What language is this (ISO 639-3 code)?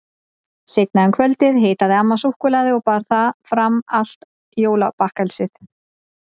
isl